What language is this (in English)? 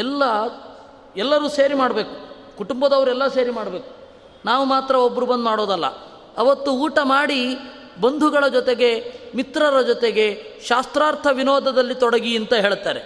Kannada